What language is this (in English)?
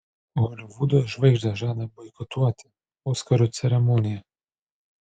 Lithuanian